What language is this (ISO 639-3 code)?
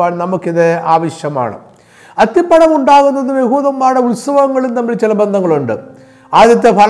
mal